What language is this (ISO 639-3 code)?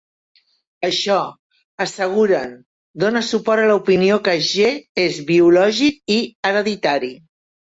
cat